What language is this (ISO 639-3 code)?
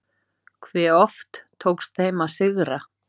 isl